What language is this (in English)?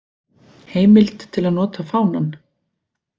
Icelandic